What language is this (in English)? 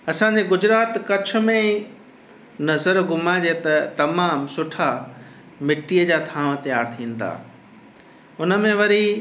Sindhi